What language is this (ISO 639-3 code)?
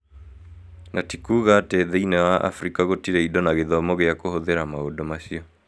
kik